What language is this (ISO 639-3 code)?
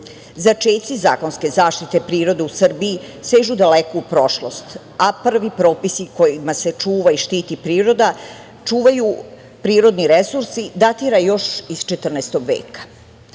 srp